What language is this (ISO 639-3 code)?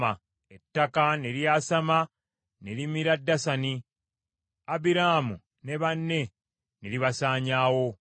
lug